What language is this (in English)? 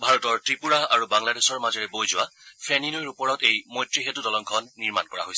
Assamese